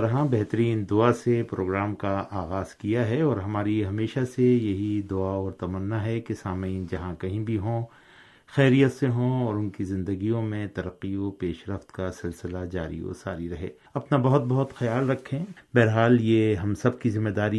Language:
Urdu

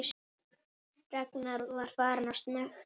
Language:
Icelandic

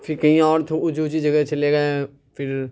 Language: Urdu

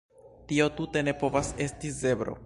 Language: Esperanto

